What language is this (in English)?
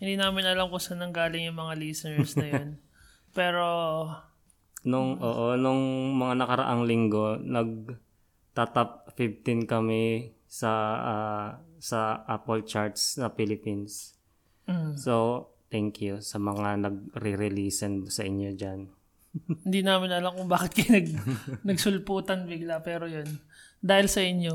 Filipino